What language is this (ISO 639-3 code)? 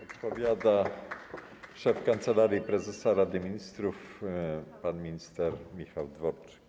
pol